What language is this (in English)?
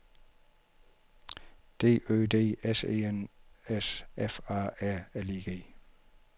Danish